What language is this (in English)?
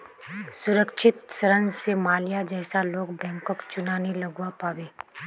Magahi